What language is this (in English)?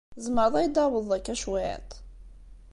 Kabyle